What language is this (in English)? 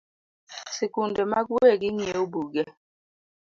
Luo (Kenya and Tanzania)